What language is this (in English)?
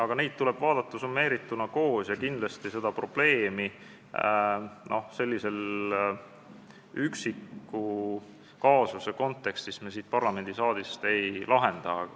Estonian